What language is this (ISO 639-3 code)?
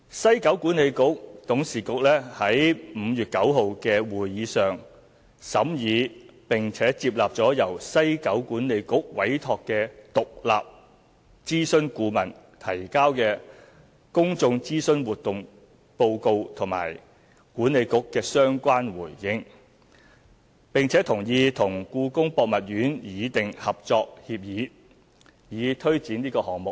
yue